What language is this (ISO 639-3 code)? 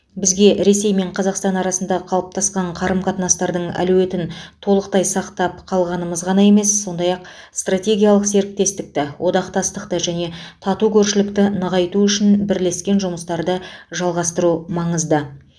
kaz